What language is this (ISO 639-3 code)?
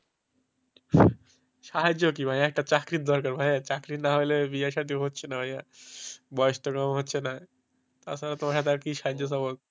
ben